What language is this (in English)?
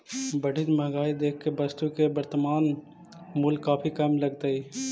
Magahi